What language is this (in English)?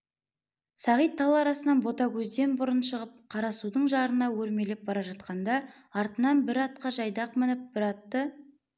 Kazakh